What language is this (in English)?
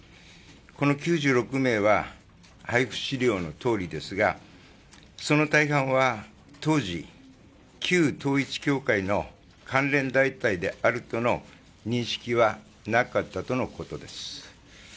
Japanese